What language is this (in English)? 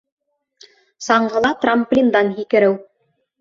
Bashkir